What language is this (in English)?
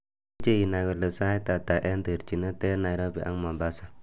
Kalenjin